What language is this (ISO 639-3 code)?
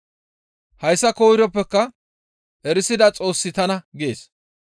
gmv